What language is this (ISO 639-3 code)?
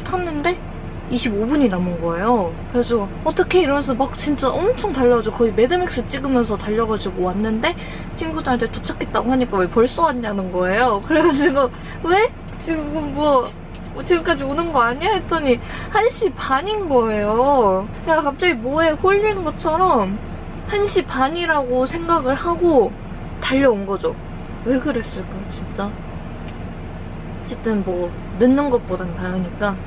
kor